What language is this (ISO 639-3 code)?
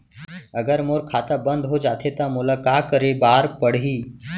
hne